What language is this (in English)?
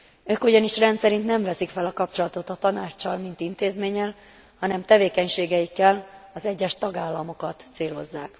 Hungarian